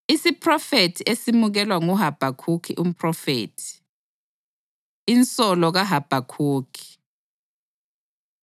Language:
North Ndebele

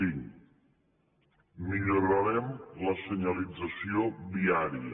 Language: Catalan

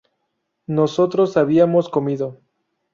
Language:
Spanish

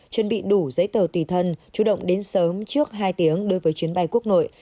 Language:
Vietnamese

